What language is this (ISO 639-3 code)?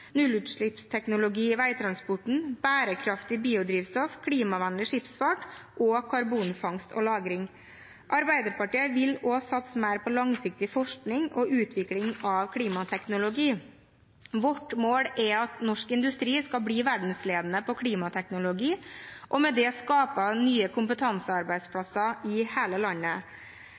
nob